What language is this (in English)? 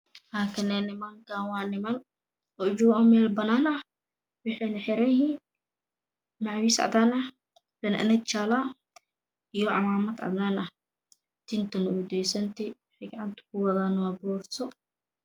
Somali